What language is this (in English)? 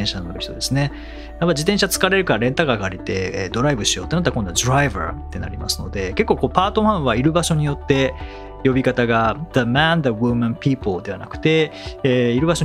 Japanese